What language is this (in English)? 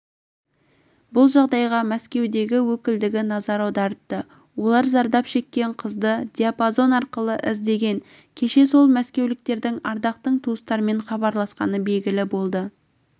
Kazakh